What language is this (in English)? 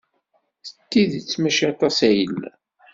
Kabyle